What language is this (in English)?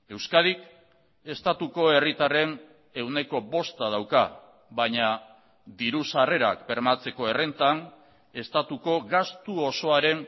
Basque